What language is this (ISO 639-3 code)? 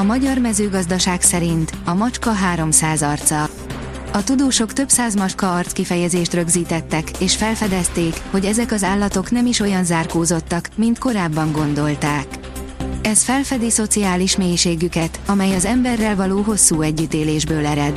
hun